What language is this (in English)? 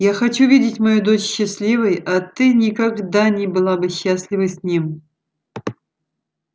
Russian